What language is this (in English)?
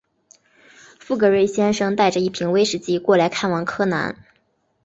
Chinese